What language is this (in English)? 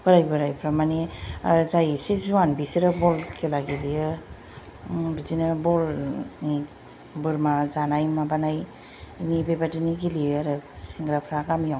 Bodo